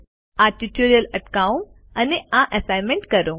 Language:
Gujarati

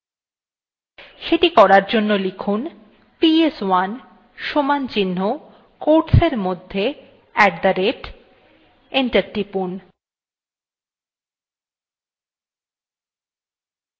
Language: Bangla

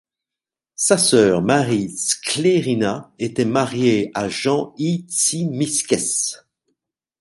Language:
French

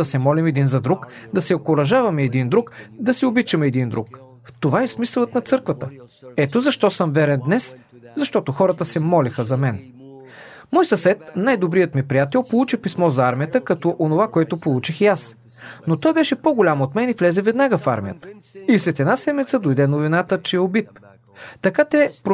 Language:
Bulgarian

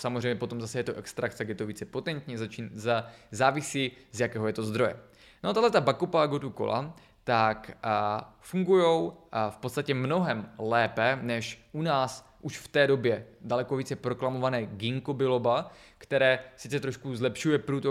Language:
Czech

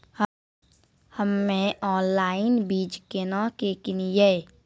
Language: Maithili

